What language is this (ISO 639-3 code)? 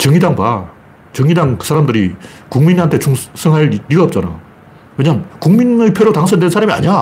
kor